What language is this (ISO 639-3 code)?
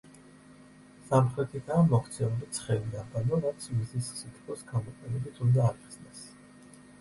kat